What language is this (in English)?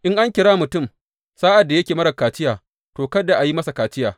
Hausa